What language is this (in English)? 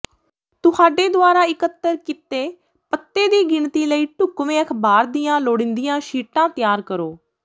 Punjabi